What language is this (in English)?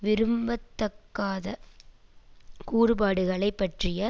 Tamil